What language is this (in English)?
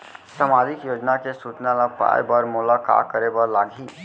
Chhattisgarhi